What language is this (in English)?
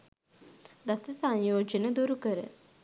Sinhala